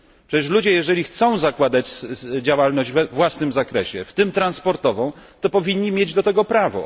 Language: Polish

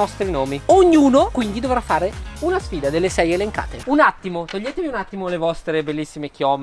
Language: Italian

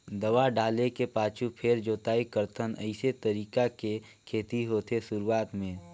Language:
Chhattisgarhi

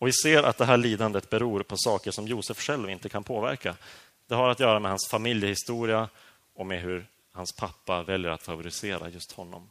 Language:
Swedish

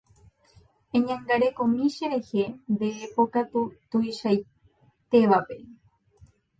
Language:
Guarani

